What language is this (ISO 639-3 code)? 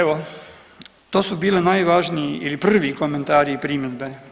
hrv